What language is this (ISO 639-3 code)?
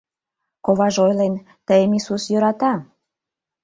chm